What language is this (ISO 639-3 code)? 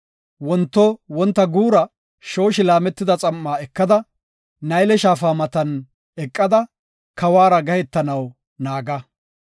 gof